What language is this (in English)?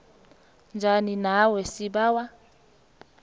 South Ndebele